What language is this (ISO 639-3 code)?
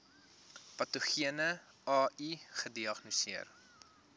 afr